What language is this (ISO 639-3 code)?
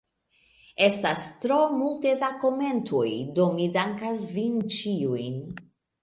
epo